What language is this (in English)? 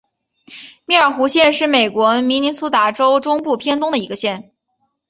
Chinese